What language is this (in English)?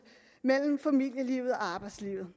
Danish